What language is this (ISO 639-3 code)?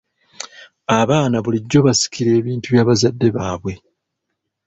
lug